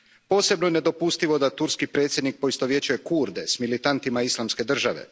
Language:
Croatian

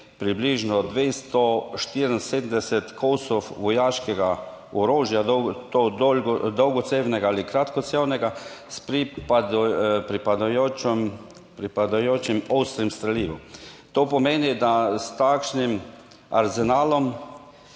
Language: Slovenian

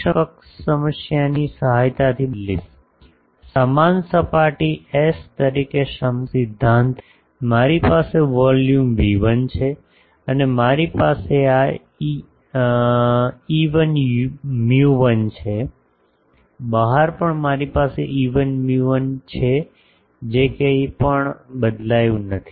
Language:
Gujarati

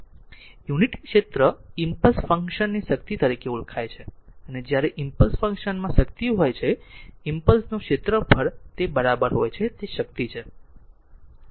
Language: Gujarati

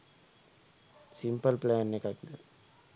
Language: Sinhala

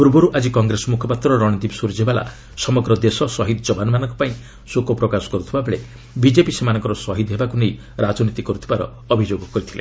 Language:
Odia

